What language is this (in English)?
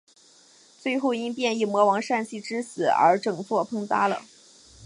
Chinese